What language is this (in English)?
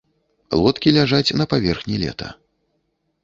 Belarusian